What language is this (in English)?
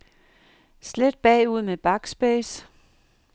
Danish